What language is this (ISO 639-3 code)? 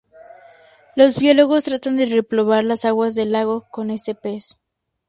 spa